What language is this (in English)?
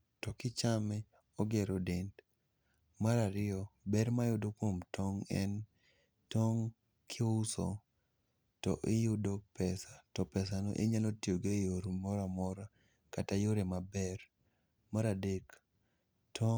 Luo (Kenya and Tanzania)